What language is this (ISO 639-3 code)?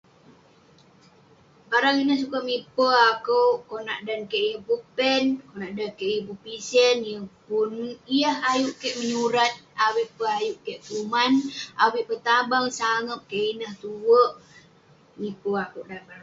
pne